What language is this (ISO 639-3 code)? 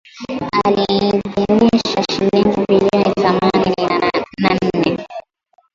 swa